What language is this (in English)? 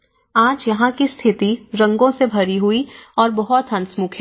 Hindi